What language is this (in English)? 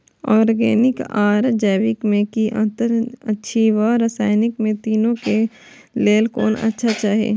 Maithili